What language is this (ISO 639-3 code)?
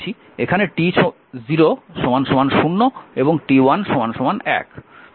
ben